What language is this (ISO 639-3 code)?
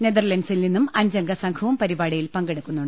mal